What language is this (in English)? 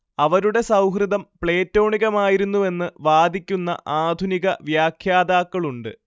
Malayalam